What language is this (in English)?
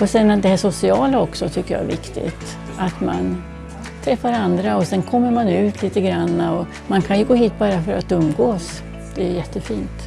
Swedish